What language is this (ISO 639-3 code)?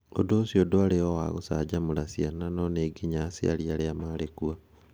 kik